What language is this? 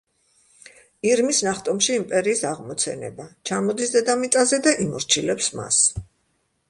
Georgian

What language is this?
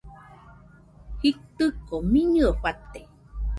Nüpode Huitoto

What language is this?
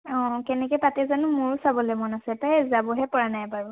Assamese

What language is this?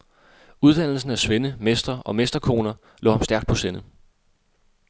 Danish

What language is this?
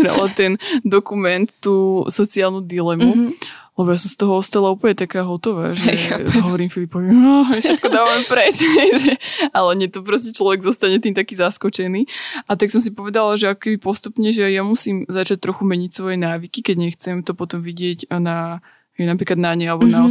Slovak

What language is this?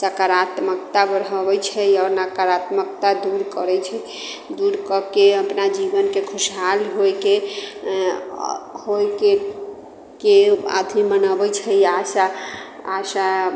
Maithili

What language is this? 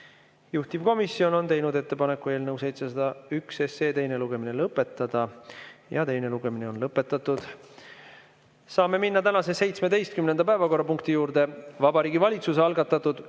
Estonian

